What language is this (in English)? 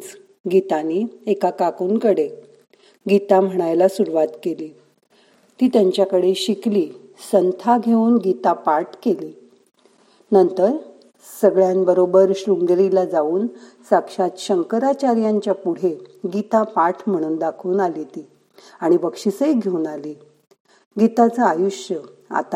Marathi